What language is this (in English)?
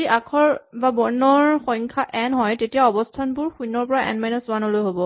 Assamese